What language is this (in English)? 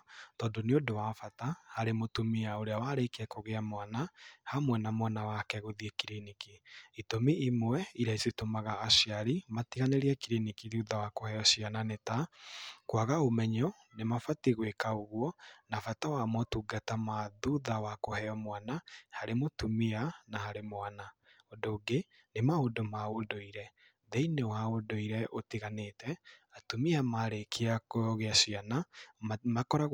Kikuyu